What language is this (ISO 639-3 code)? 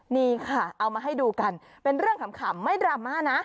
tha